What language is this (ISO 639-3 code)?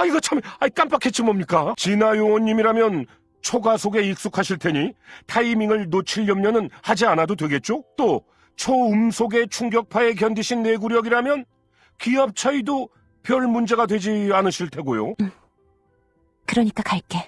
kor